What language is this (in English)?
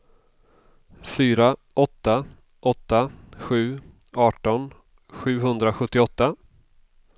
Swedish